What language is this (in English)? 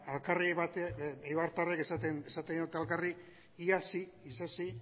Basque